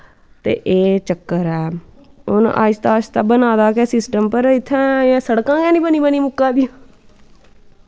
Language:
Dogri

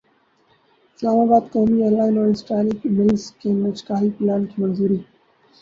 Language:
Urdu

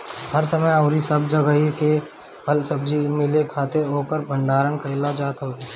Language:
Bhojpuri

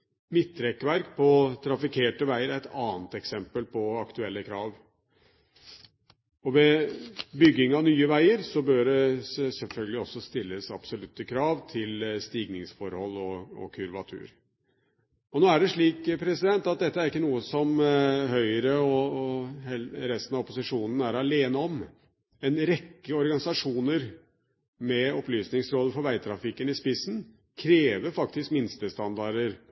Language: Norwegian Bokmål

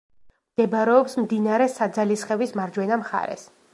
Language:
Georgian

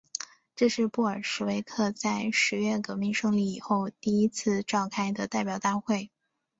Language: Chinese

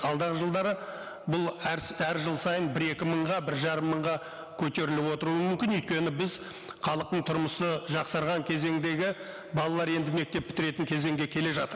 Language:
Kazakh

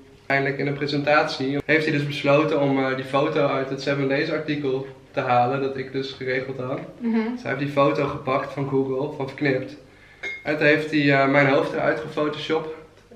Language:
Dutch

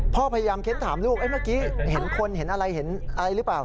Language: Thai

